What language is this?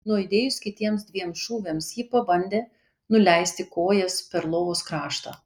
Lithuanian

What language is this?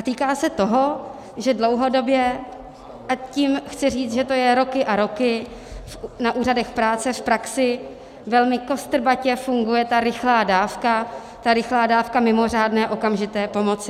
Czech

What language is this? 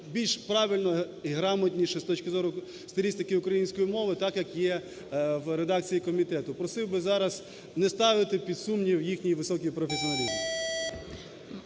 Ukrainian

